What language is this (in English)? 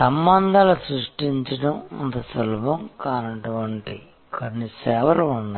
Telugu